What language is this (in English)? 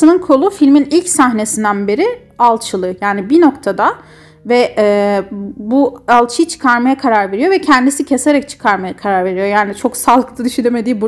Turkish